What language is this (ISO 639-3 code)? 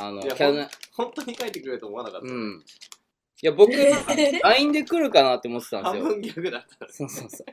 jpn